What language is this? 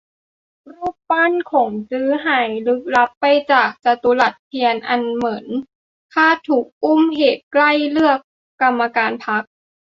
Thai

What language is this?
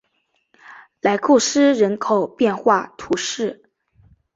Chinese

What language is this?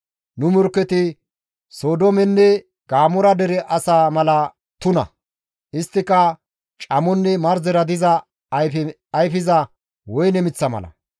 Gamo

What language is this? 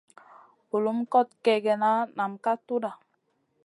Masana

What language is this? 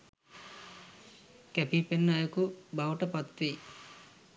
Sinhala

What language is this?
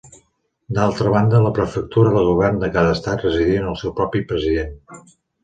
Catalan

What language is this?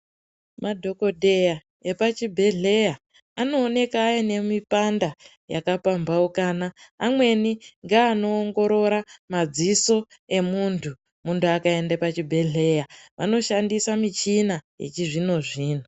Ndau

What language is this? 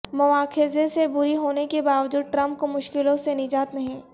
Urdu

